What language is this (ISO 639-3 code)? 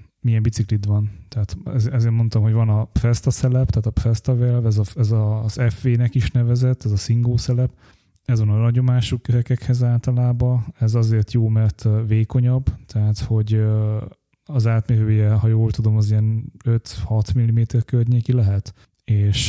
hun